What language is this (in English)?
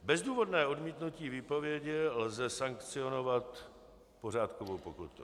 Czech